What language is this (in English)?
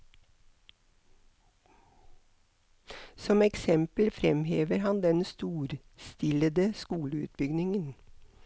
Norwegian